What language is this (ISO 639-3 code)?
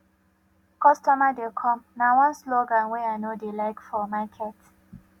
pcm